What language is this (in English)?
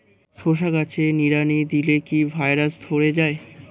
Bangla